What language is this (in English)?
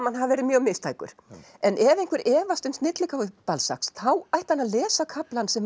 Icelandic